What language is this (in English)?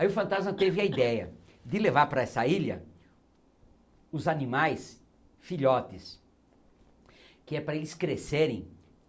Portuguese